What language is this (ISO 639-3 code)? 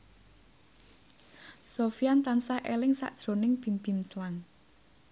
jav